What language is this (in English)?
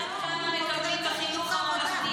Hebrew